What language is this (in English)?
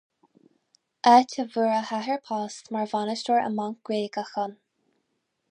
Irish